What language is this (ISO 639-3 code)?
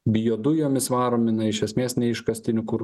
lit